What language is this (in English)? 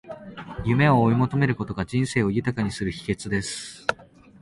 Japanese